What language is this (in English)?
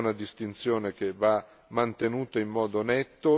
Italian